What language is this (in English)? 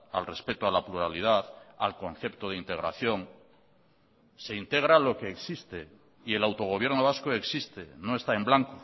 Spanish